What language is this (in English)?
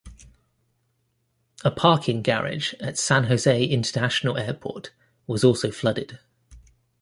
English